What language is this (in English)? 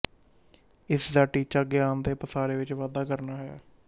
Punjabi